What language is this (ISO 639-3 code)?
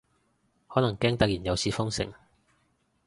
yue